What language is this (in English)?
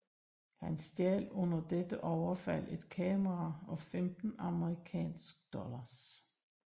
Danish